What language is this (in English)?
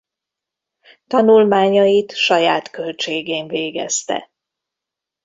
Hungarian